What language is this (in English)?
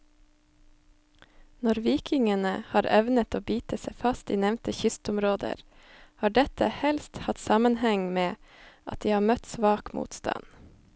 Norwegian